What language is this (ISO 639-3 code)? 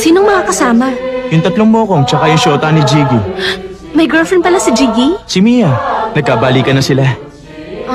fil